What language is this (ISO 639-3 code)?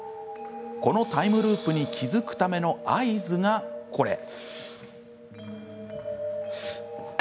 jpn